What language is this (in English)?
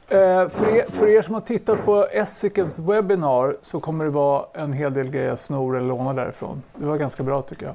Swedish